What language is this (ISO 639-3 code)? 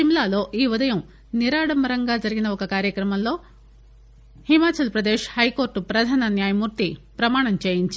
tel